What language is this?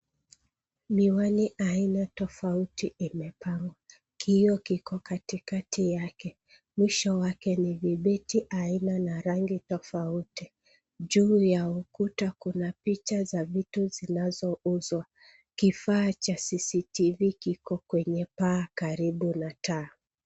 Swahili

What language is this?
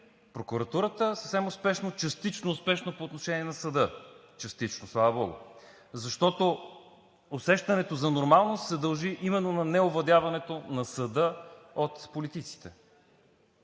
Bulgarian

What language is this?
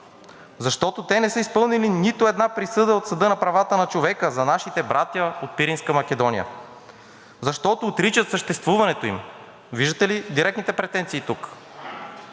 Bulgarian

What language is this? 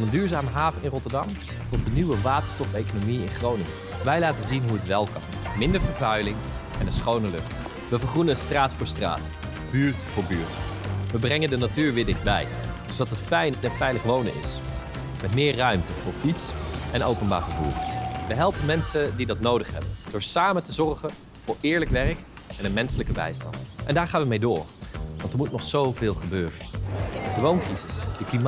Dutch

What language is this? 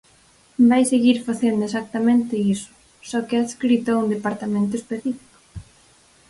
Galician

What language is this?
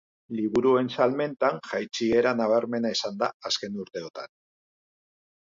Basque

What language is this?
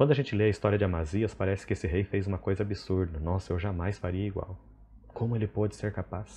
Portuguese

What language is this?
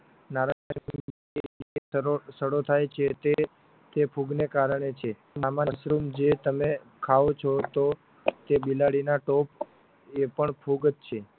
Gujarati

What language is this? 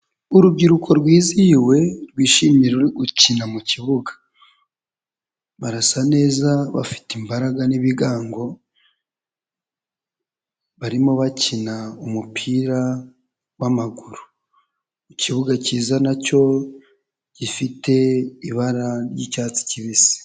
Kinyarwanda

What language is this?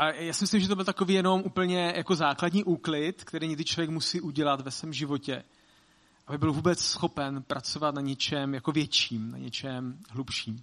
Czech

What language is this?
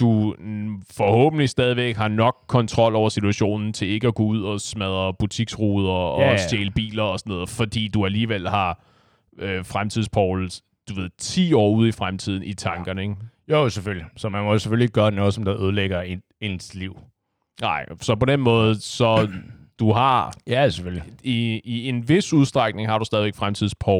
Danish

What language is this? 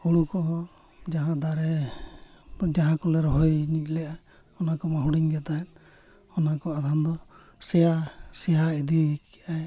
Santali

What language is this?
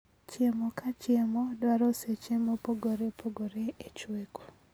Luo (Kenya and Tanzania)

